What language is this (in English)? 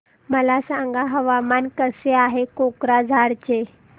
Marathi